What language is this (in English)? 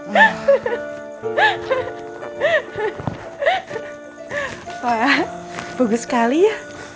Indonesian